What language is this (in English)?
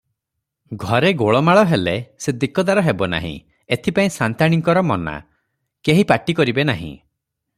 Odia